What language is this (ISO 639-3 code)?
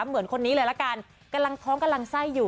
tha